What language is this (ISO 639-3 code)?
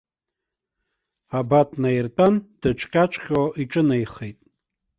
abk